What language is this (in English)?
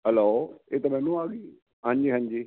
Punjabi